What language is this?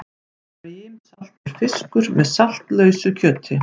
Icelandic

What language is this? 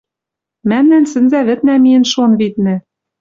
Western Mari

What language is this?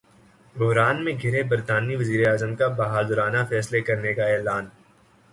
Urdu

